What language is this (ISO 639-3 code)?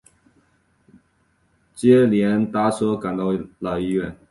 zho